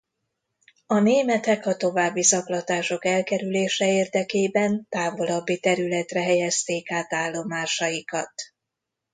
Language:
Hungarian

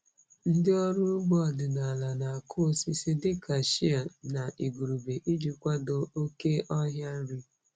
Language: Igbo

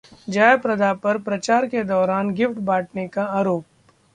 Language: Hindi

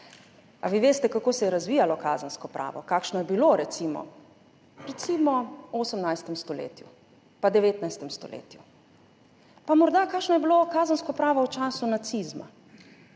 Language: Slovenian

